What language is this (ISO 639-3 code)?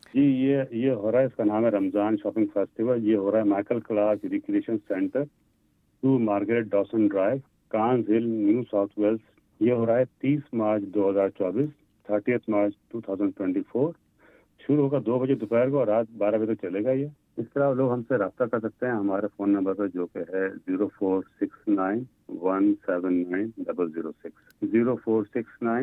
urd